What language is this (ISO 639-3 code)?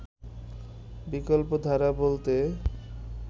ben